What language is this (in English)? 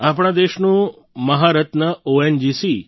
Gujarati